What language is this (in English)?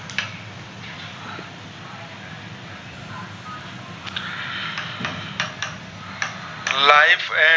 Gujarati